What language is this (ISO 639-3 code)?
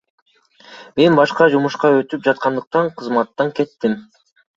kir